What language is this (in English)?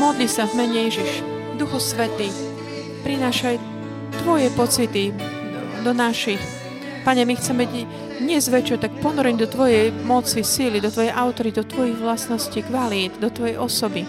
Slovak